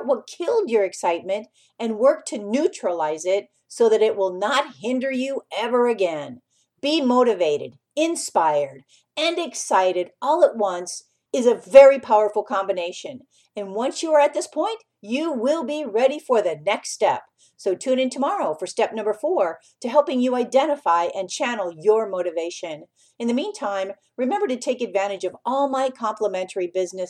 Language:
English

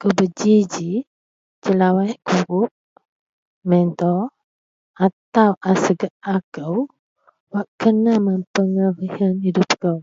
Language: Central Melanau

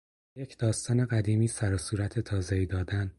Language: Persian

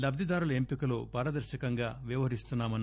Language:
Telugu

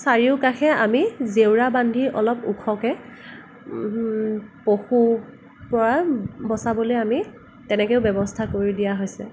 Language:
Assamese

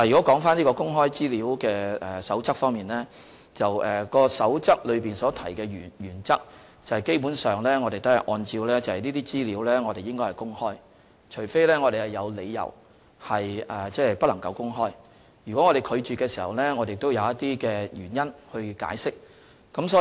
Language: Cantonese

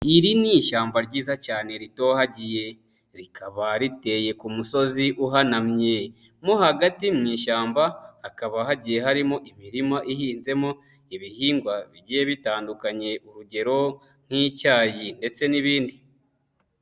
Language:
Kinyarwanda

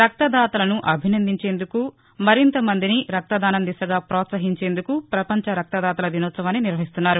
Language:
Telugu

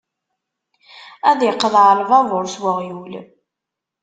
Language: Kabyle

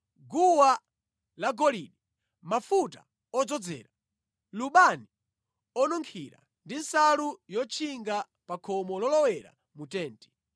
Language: Nyanja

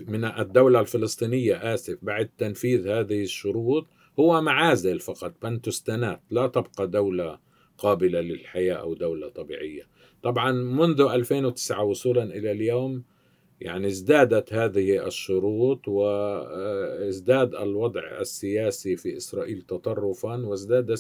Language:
Arabic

